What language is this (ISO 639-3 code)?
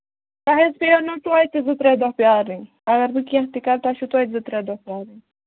kas